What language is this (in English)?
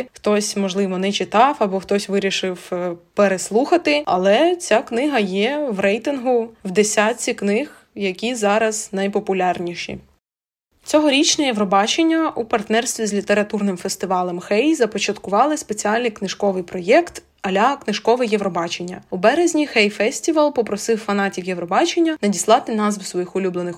Ukrainian